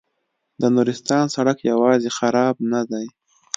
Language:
Pashto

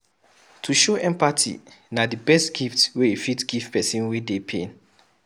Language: Nigerian Pidgin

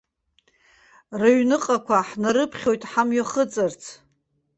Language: Abkhazian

